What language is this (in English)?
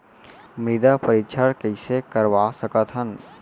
Chhattisgarhi